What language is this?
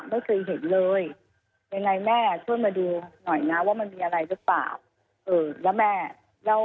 Thai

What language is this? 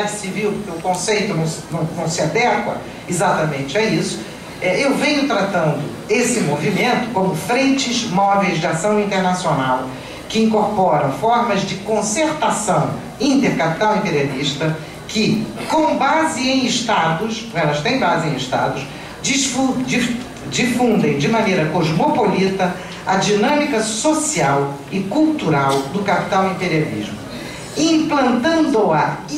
Portuguese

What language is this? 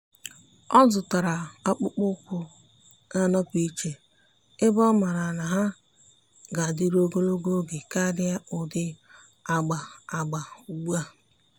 Igbo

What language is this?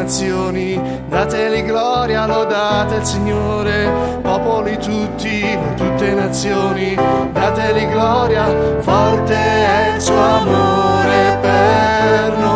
Slovak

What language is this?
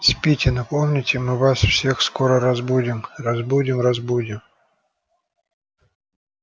Russian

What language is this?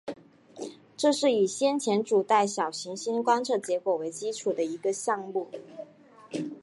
Chinese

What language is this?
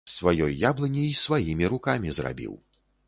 Belarusian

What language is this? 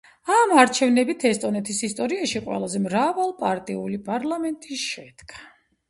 Georgian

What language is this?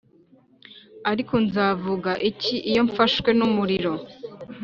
Kinyarwanda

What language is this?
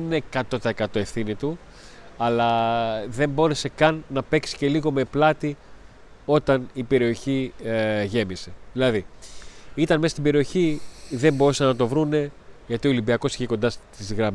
Greek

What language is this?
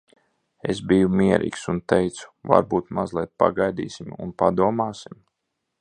Latvian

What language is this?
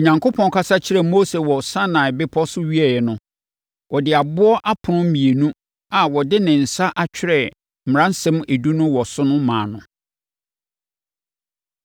Akan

